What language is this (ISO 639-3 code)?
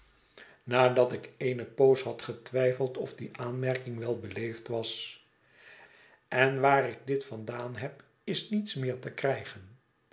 nld